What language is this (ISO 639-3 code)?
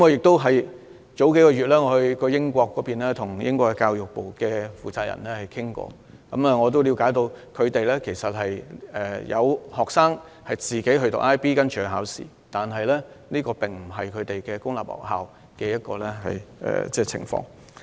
yue